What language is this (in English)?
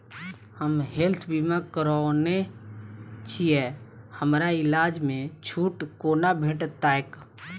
Maithili